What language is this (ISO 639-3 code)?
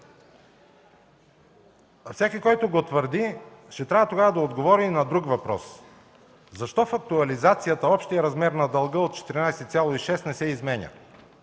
bul